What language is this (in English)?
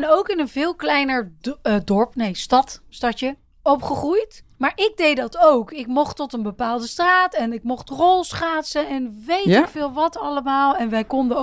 Dutch